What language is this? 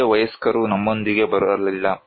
Kannada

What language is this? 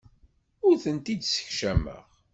Kabyle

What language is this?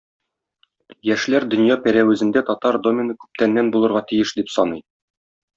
Tatar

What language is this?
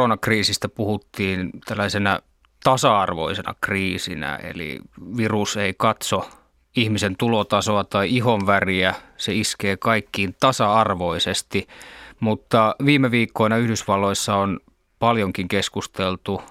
Finnish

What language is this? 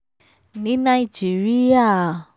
Yoruba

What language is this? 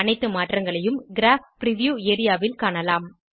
Tamil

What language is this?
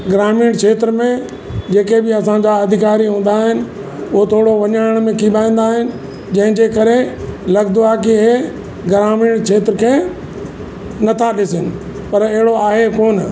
Sindhi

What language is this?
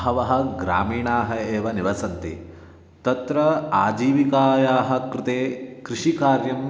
Sanskrit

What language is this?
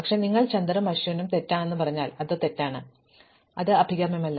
Malayalam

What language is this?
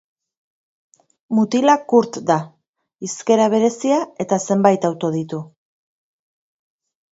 Basque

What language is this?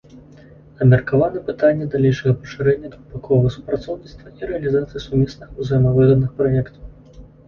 Belarusian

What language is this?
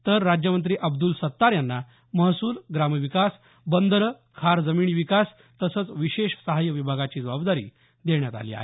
Marathi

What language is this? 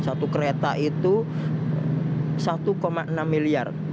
Indonesian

